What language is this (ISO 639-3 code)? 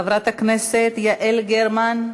heb